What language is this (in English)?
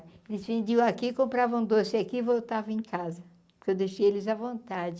Portuguese